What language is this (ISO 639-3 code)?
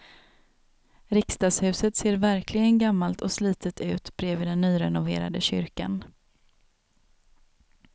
swe